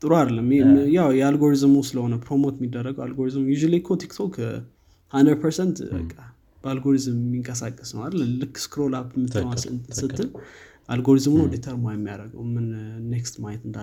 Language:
Amharic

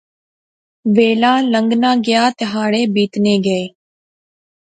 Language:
Pahari-Potwari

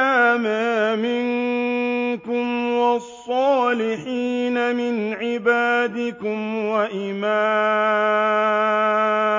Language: Arabic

